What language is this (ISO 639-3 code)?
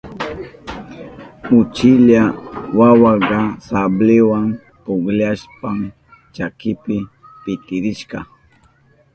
qup